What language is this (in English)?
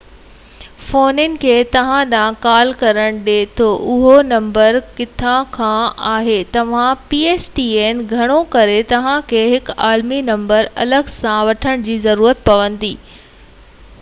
Sindhi